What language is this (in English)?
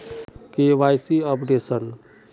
Magahi